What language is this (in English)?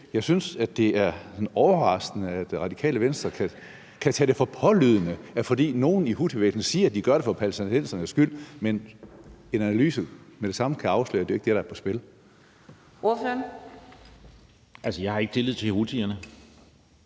Danish